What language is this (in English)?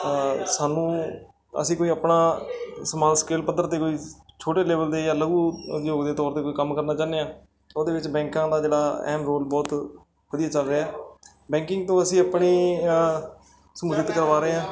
Punjabi